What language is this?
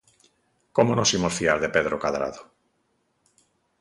Galician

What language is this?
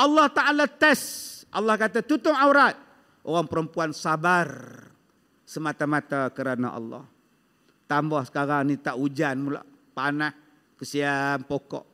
Malay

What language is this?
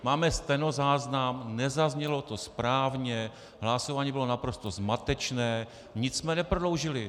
Czech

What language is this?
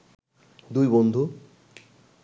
Bangla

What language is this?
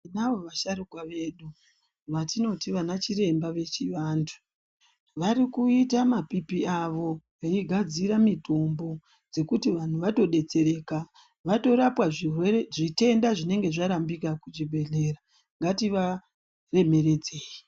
Ndau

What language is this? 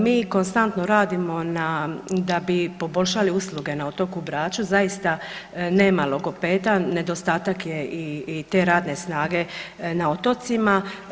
Croatian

